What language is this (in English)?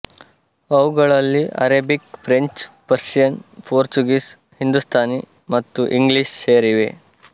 Kannada